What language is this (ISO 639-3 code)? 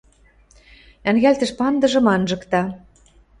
mrj